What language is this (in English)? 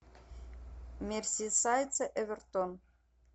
Russian